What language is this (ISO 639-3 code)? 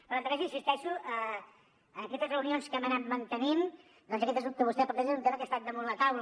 cat